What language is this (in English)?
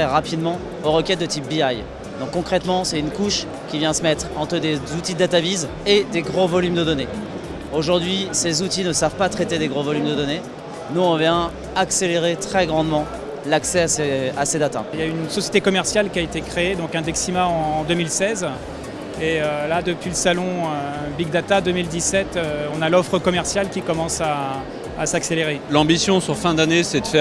French